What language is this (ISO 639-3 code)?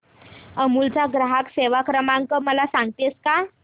mar